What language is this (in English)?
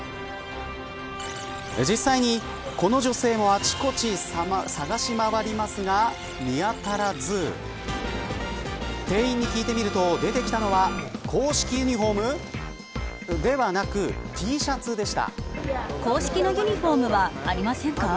Japanese